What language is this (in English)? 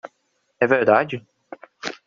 Portuguese